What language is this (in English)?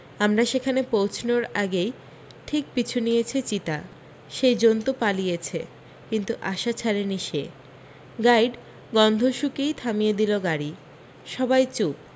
Bangla